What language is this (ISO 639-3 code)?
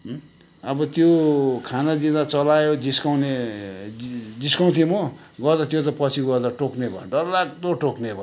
nep